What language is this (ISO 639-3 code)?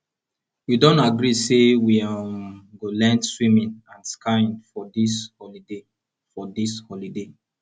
pcm